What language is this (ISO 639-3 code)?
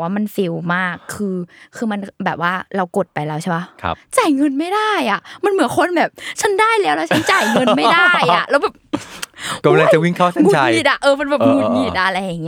tha